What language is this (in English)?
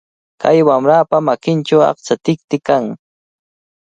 Cajatambo North Lima Quechua